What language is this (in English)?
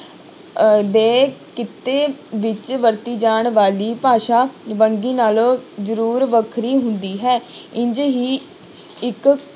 Punjabi